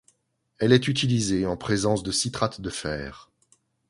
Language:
French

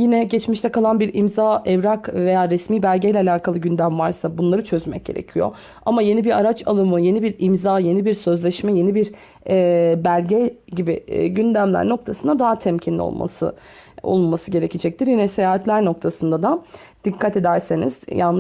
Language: Turkish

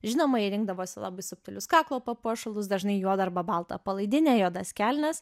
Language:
Lithuanian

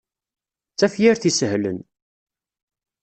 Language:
Kabyle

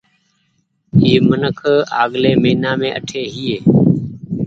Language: Goaria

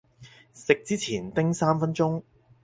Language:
Cantonese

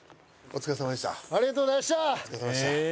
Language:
Japanese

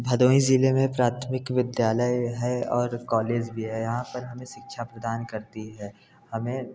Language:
Hindi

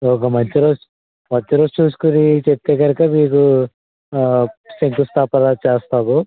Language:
Telugu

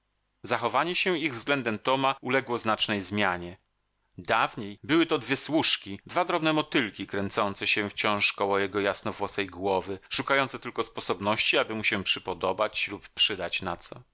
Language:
Polish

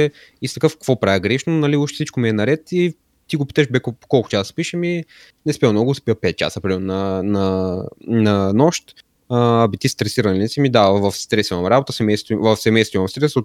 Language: Bulgarian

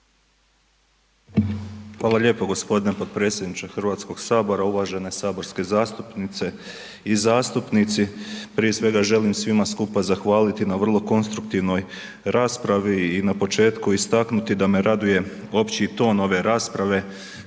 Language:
Croatian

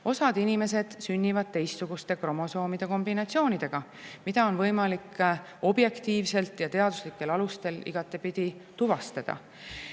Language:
Estonian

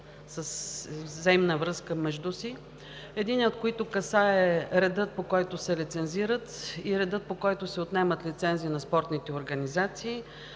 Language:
Bulgarian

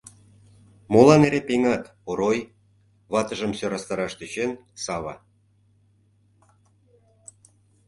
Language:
Mari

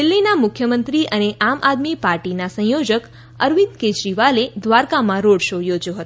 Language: Gujarati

